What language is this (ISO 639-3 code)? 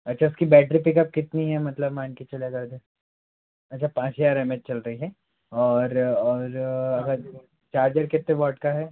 hin